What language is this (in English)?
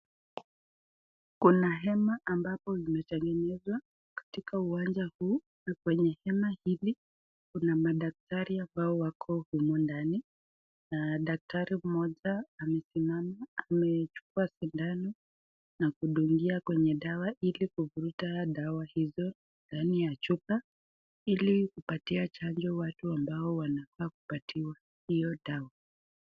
Swahili